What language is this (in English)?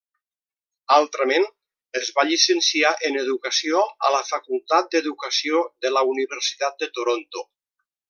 Catalan